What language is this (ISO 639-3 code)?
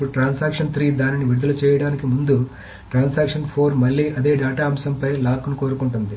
tel